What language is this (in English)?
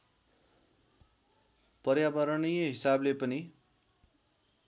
Nepali